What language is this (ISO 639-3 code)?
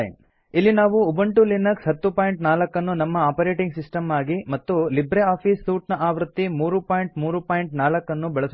kan